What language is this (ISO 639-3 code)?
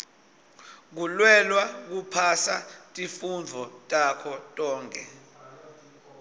ssw